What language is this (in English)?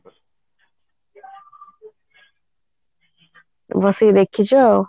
Odia